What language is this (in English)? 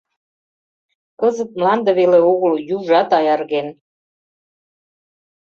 Mari